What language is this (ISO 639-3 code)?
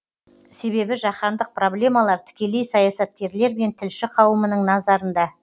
kaz